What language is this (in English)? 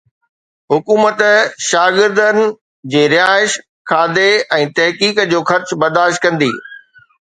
Sindhi